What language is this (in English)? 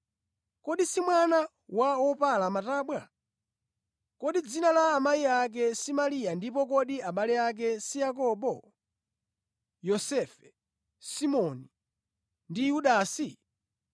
Nyanja